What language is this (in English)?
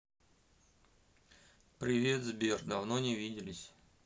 Russian